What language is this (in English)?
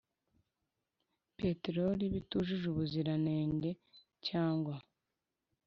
Kinyarwanda